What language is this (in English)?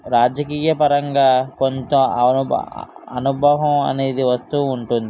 Telugu